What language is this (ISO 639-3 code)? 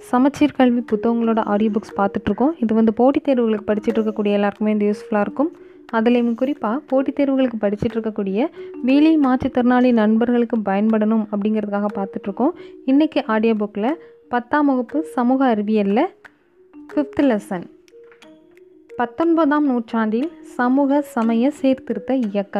tam